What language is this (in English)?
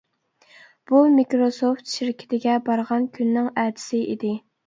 Uyghur